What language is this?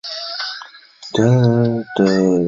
Chinese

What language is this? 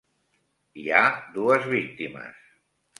Catalan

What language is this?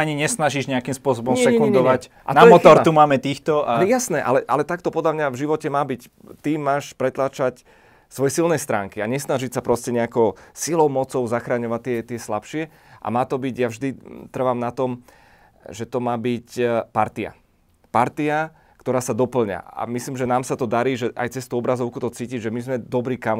Slovak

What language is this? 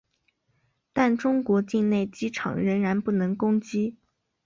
Chinese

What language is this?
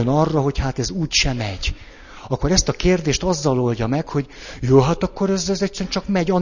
Hungarian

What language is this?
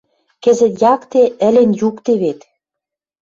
Western Mari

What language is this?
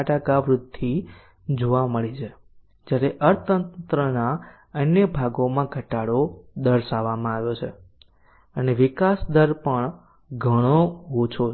Gujarati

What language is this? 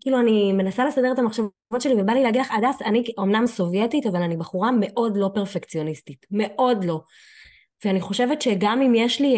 Hebrew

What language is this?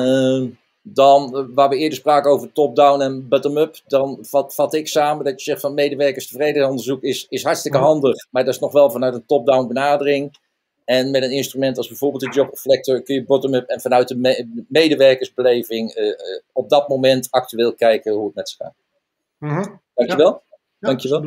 Dutch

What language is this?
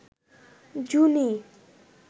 Bangla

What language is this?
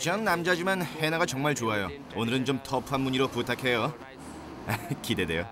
Korean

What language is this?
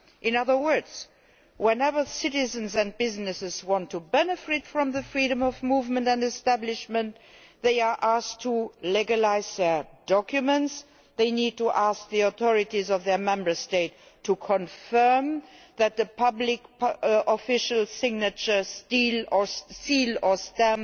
English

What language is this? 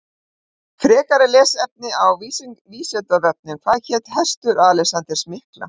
Icelandic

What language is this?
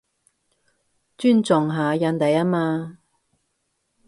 Cantonese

